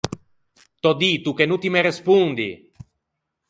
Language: Ligurian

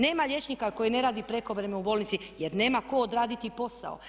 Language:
Croatian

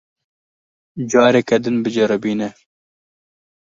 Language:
Kurdish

